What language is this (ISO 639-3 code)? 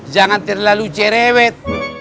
ind